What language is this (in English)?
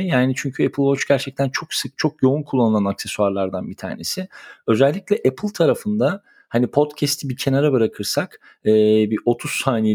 Turkish